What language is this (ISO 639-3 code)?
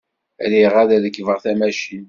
kab